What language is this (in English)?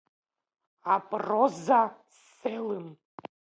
Abkhazian